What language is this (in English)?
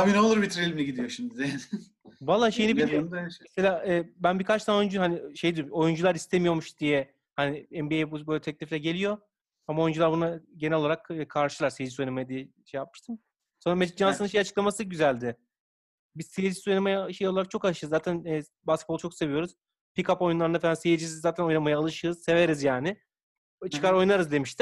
Turkish